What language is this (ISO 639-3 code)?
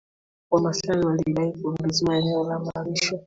swa